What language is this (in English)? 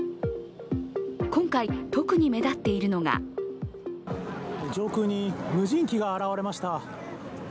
Japanese